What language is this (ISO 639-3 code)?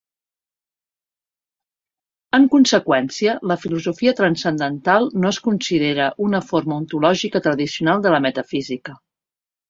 cat